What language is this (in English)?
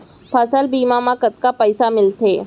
Chhattisgarhi